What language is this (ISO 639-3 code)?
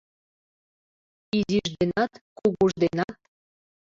chm